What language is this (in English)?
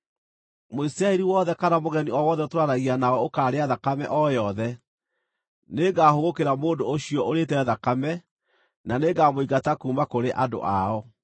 Kikuyu